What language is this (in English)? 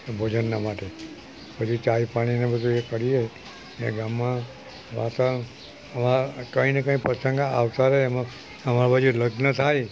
Gujarati